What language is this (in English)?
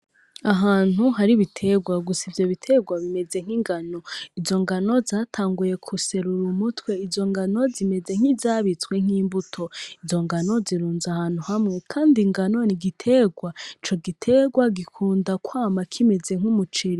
Rundi